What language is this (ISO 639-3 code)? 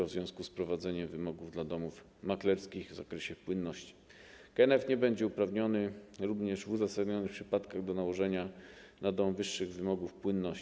pol